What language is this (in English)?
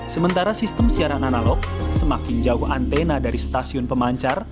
Indonesian